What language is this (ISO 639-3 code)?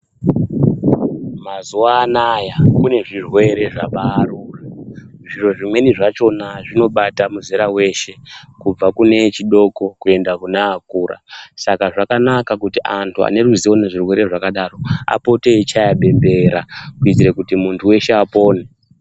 ndc